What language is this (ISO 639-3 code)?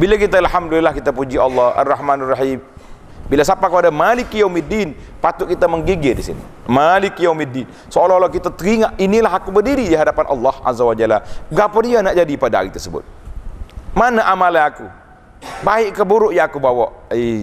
msa